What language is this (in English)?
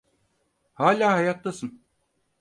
Turkish